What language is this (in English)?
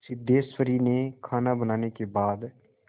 Hindi